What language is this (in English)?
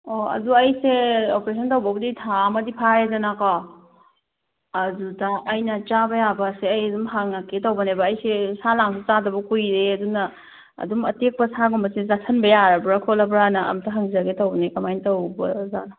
Manipuri